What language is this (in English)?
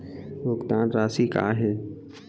Chhattisgarhi